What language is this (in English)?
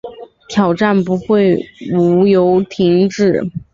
Chinese